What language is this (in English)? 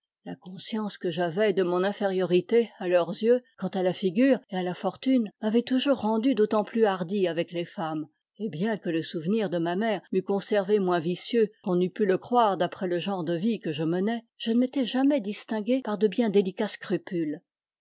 French